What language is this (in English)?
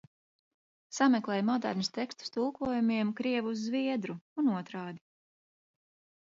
Latvian